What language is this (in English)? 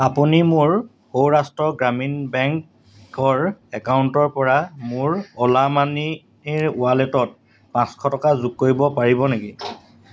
Assamese